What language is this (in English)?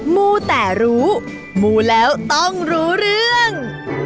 Thai